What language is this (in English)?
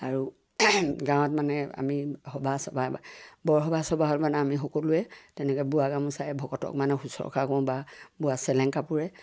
Assamese